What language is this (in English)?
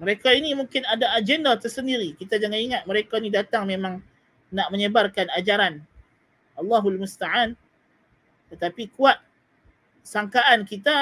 Malay